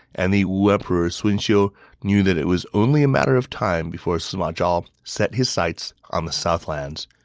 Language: English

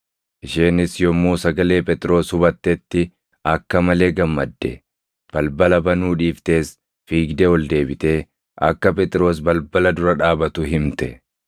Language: Oromo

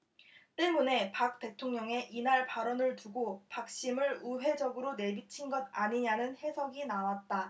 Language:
Korean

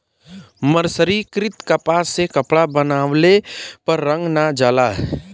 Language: Bhojpuri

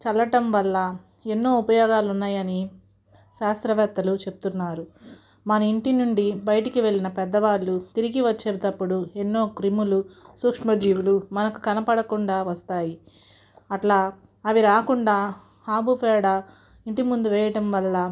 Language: Telugu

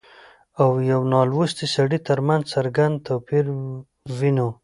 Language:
Pashto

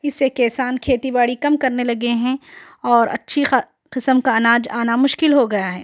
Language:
Urdu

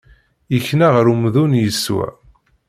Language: Kabyle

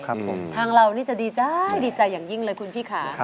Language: Thai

